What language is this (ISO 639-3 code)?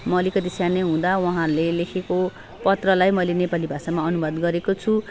nep